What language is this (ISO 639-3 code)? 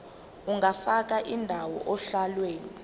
zul